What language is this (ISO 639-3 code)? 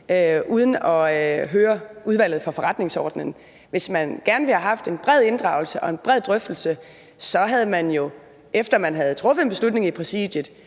dan